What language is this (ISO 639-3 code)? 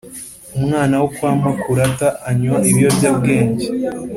kin